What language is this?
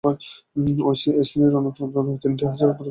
Bangla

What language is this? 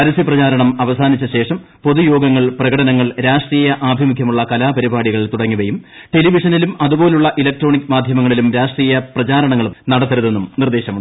Malayalam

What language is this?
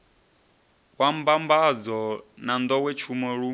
Venda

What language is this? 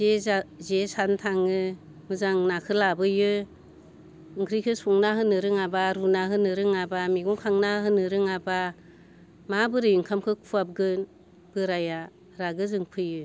Bodo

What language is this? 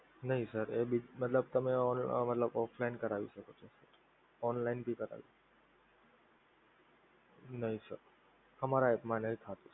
Gujarati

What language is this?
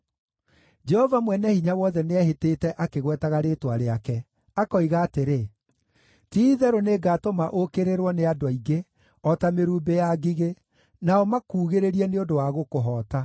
Kikuyu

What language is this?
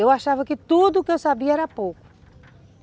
Portuguese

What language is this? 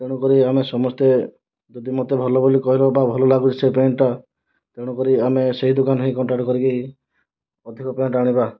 Odia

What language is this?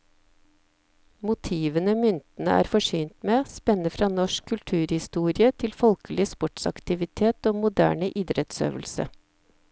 Norwegian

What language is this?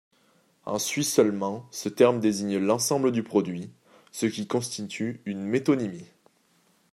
French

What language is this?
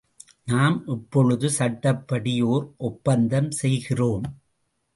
Tamil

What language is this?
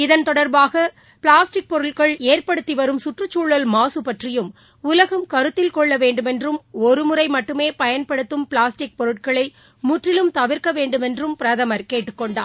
Tamil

